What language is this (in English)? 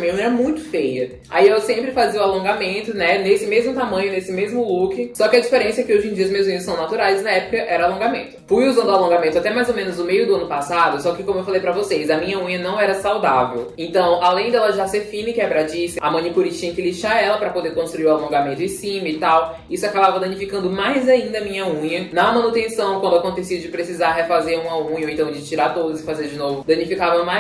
Portuguese